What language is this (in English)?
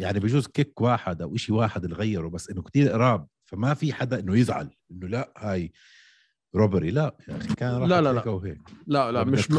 Arabic